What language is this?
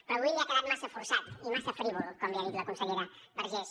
Catalan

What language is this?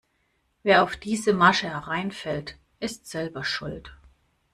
German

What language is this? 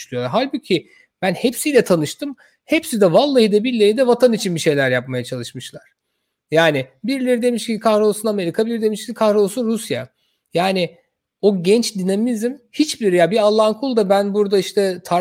Turkish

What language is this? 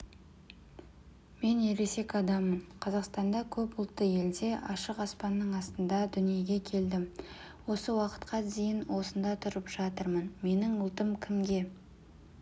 Kazakh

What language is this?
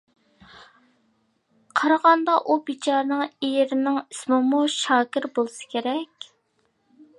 Uyghur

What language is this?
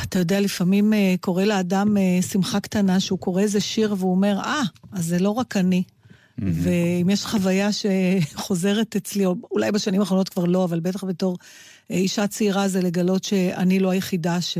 Hebrew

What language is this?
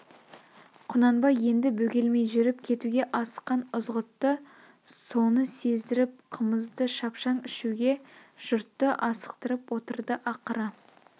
Kazakh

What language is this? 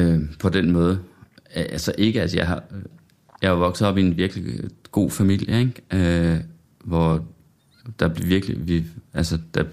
Danish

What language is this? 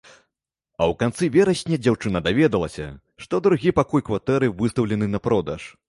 Belarusian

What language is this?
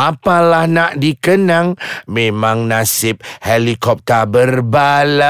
Malay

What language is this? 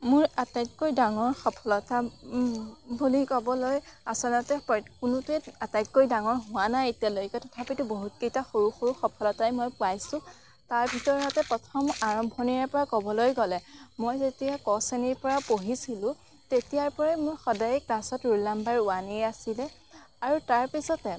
Assamese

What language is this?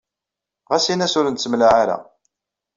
Kabyle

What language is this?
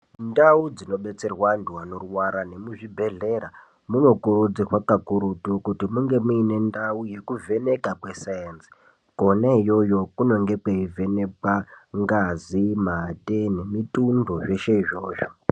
Ndau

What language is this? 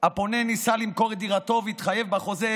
Hebrew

